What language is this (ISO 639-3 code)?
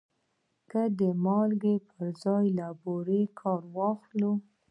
pus